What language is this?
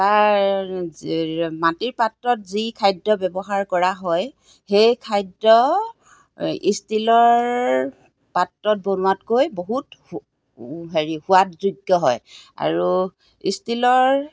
Assamese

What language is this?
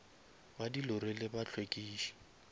Northern Sotho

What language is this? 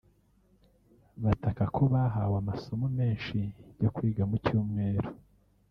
Kinyarwanda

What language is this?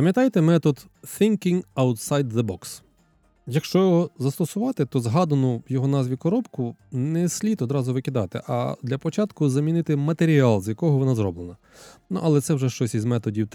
Ukrainian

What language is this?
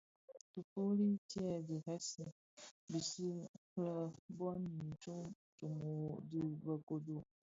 Bafia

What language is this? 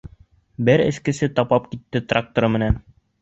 Bashkir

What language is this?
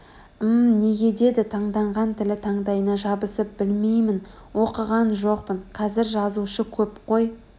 Kazakh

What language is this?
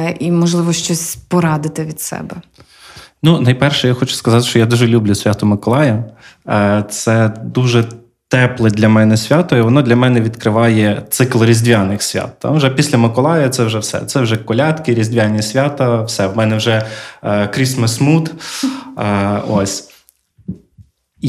Ukrainian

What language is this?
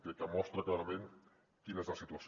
Catalan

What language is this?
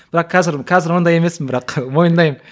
Kazakh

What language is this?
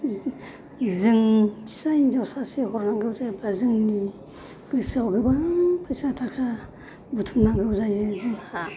Bodo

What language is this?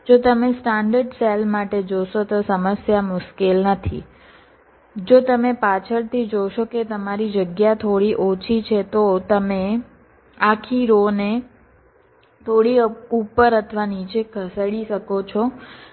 Gujarati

